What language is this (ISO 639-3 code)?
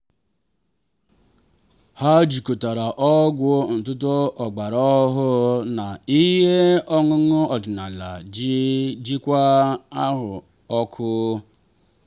ibo